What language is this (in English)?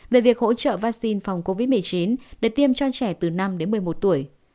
Vietnamese